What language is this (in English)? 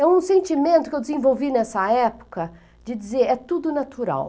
Portuguese